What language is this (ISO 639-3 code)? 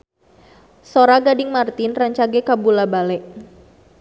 sun